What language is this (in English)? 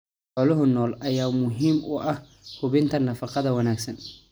Somali